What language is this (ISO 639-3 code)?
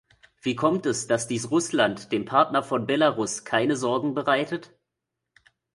deu